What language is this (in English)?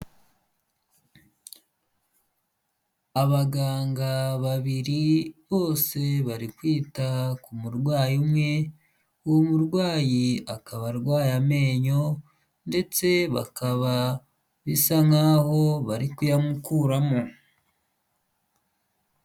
Kinyarwanda